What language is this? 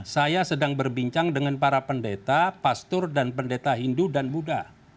Indonesian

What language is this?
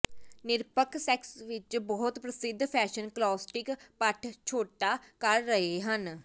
Punjabi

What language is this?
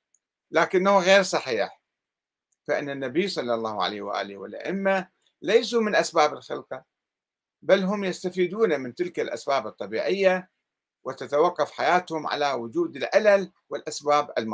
Arabic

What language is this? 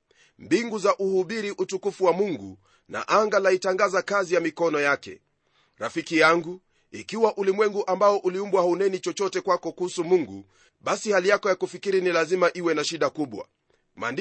Swahili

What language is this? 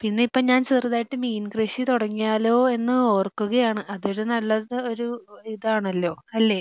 Malayalam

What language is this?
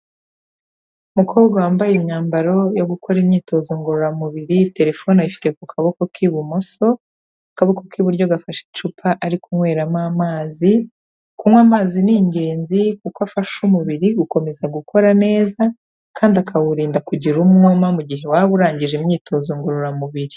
Kinyarwanda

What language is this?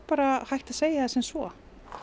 Icelandic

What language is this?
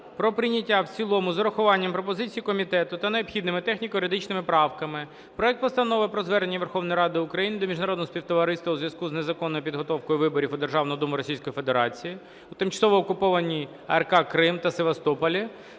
Ukrainian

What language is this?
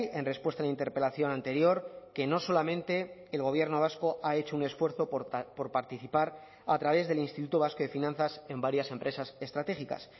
Spanish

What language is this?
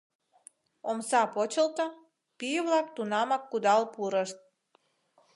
Mari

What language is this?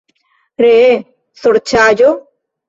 Esperanto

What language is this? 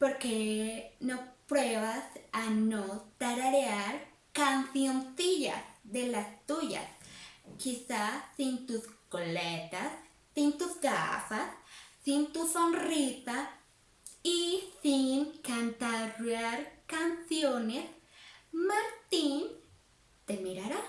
Spanish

